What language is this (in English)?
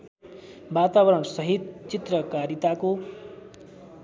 Nepali